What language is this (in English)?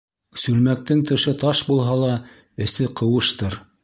Bashkir